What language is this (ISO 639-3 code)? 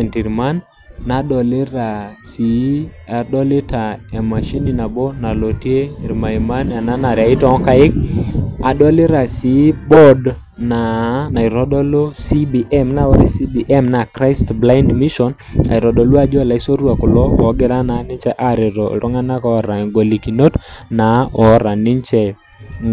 mas